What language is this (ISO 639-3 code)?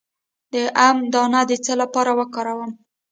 pus